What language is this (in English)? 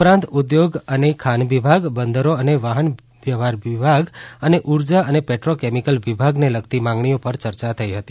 Gujarati